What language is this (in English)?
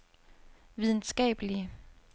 Danish